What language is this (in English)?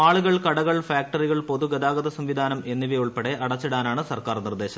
Malayalam